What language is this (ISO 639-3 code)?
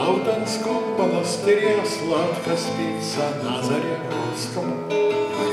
rus